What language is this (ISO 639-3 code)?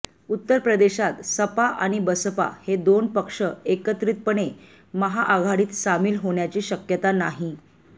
mar